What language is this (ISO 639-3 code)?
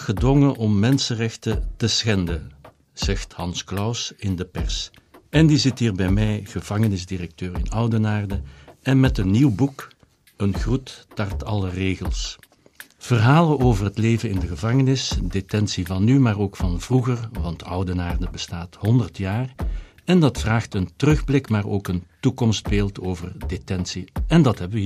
nld